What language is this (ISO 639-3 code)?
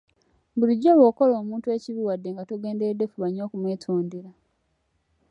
lug